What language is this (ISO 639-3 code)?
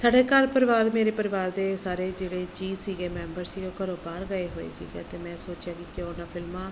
pan